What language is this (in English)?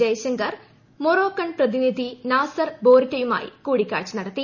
Malayalam